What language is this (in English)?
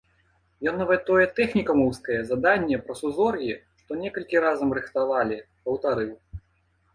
Belarusian